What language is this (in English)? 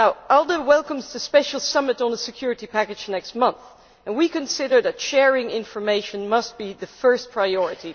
English